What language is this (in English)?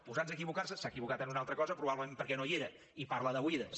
Catalan